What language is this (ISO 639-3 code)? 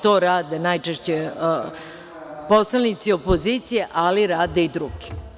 srp